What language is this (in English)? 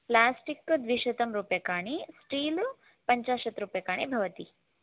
Sanskrit